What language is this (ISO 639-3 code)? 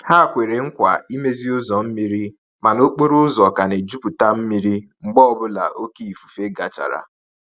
ibo